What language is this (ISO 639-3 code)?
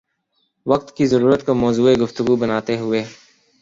urd